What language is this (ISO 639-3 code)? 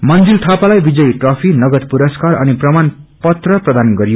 nep